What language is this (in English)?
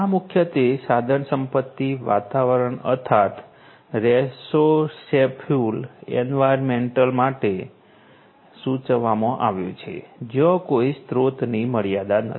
Gujarati